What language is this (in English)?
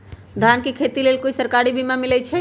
Magahi